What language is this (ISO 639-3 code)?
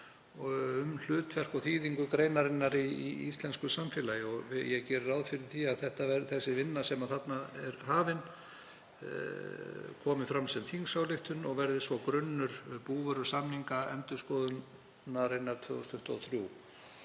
isl